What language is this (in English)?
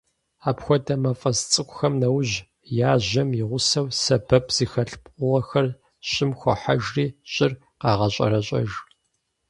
Kabardian